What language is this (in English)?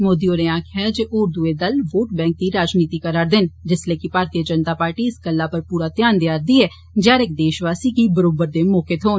Dogri